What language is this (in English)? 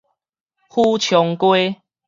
Min Nan Chinese